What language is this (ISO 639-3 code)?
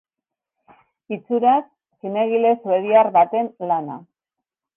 eus